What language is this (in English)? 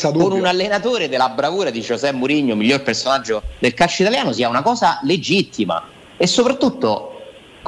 Italian